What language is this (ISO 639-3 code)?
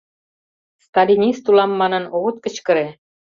chm